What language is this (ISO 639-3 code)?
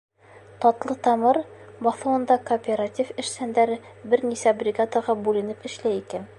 bak